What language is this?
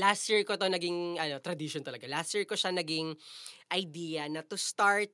Filipino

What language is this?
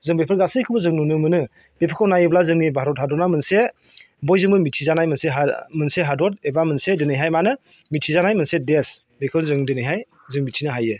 Bodo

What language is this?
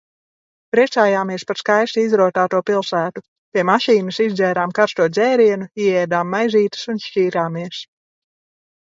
Latvian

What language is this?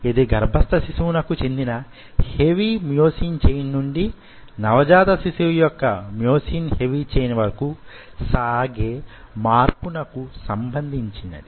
Telugu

